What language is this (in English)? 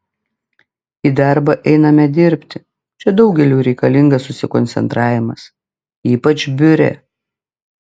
Lithuanian